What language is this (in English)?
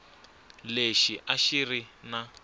Tsonga